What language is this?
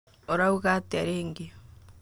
Kikuyu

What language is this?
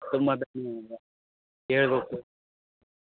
Kannada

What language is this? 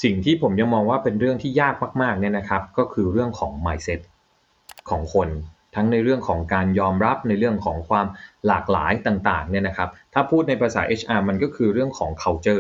Thai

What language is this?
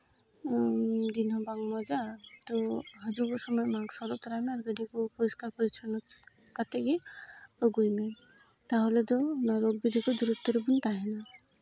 Santali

